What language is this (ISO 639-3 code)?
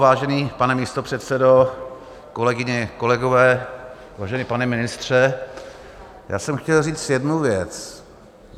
ces